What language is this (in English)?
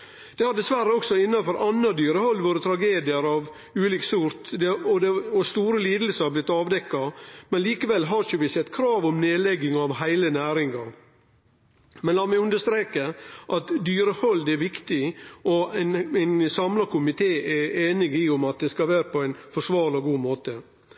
Norwegian Nynorsk